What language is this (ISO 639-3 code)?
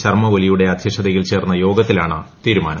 mal